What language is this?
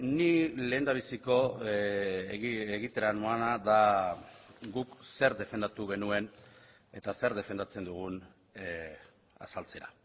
Basque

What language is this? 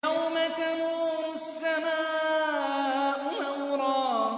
Arabic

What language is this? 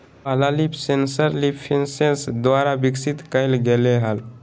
Magahi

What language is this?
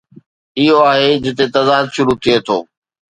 Sindhi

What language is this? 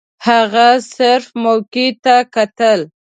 Pashto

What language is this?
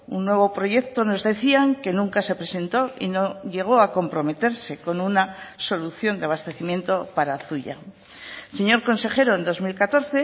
Spanish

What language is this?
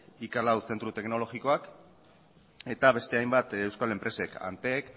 Basque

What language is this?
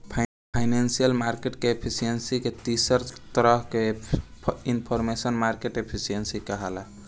Bhojpuri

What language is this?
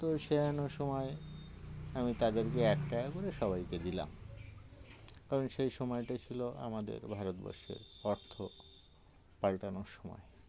Bangla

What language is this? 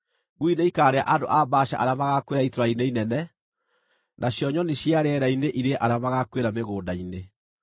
Kikuyu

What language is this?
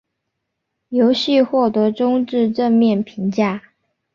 Chinese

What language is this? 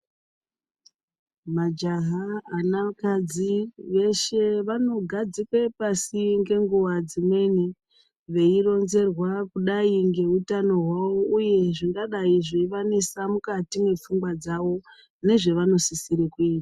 Ndau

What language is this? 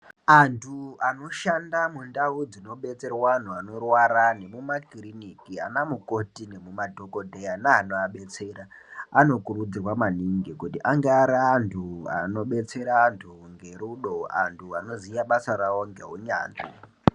Ndau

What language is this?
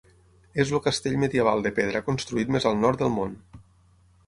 Catalan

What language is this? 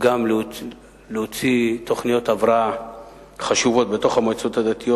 Hebrew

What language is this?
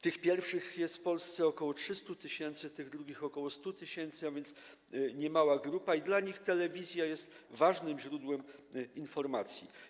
Polish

